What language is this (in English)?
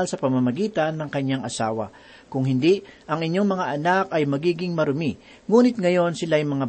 Filipino